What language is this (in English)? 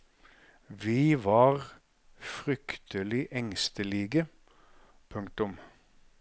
Norwegian